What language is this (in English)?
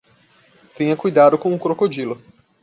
Portuguese